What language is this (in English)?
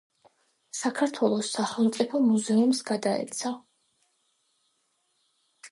Georgian